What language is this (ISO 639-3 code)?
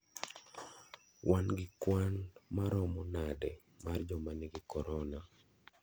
luo